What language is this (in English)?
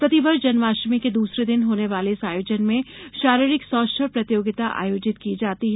Hindi